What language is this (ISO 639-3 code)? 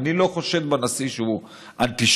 heb